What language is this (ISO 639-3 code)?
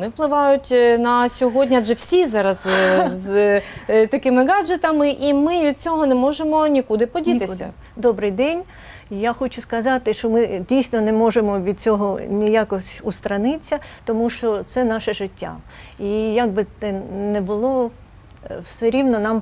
ukr